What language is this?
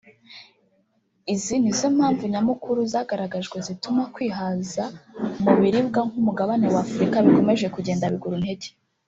Kinyarwanda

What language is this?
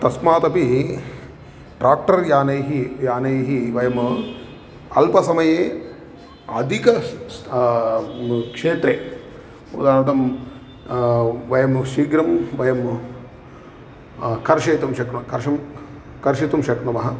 Sanskrit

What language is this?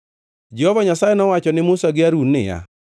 Luo (Kenya and Tanzania)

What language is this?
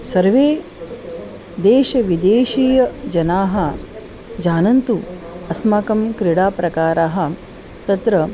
Sanskrit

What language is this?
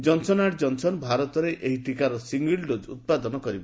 Odia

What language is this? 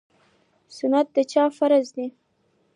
Pashto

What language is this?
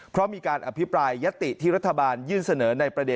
Thai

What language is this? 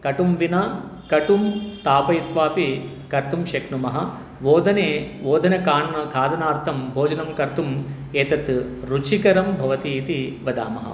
Sanskrit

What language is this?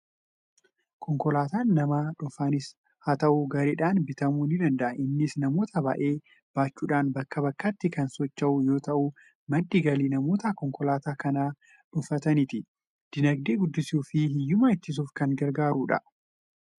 Oromo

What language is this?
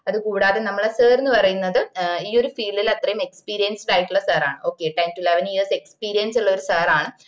Malayalam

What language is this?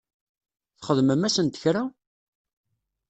Kabyle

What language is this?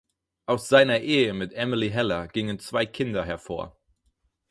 German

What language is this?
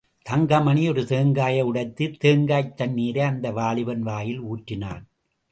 Tamil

